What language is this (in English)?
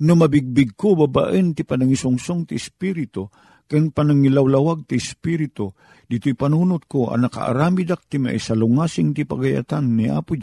Filipino